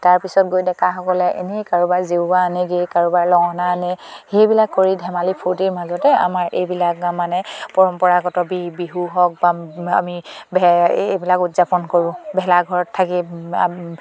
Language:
Assamese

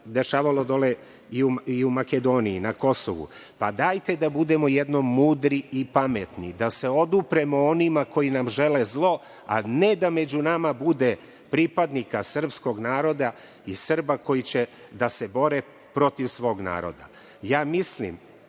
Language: Serbian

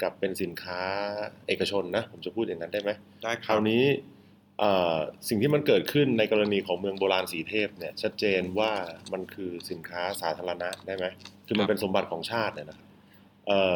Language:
Thai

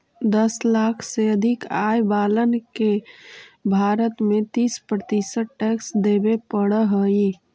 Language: Magahi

